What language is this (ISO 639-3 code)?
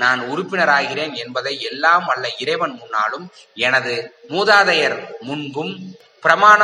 tam